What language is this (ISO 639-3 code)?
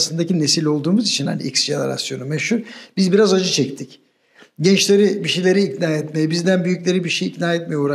tur